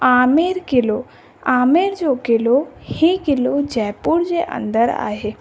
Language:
Sindhi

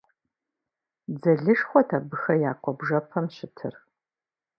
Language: Kabardian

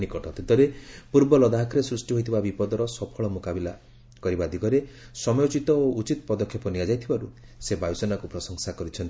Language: Odia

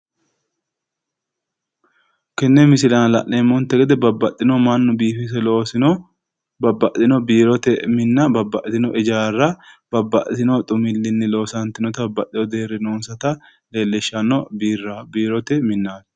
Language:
Sidamo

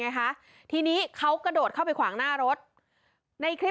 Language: Thai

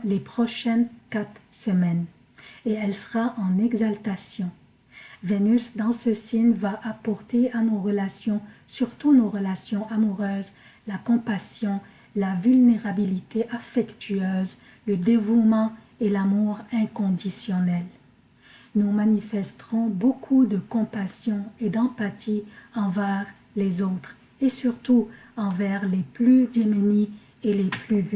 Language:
French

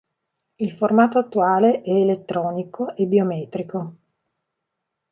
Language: Italian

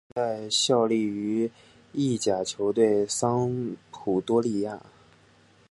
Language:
Chinese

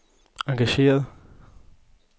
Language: Danish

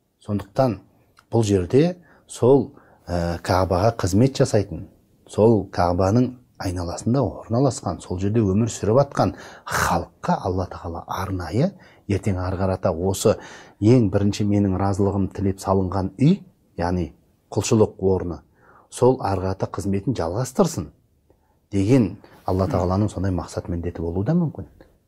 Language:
Turkish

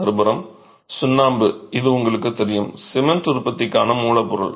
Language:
Tamil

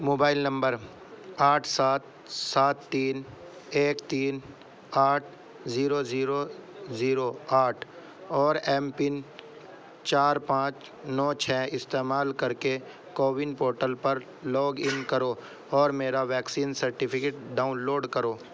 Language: Urdu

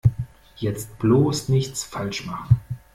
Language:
German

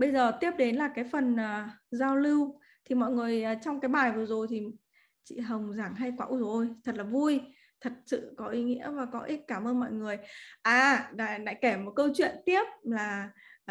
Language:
Vietnamese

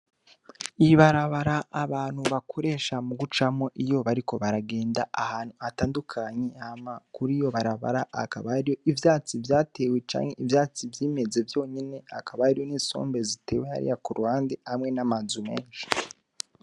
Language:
Rundi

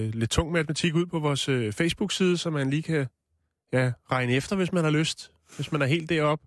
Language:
Danish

